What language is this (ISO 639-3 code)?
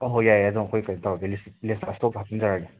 mni